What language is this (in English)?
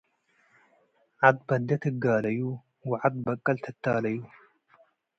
Tigre